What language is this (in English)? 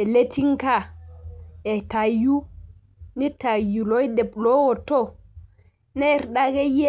Masai